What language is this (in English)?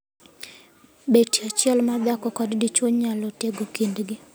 Luo (Kenya and Tanzania)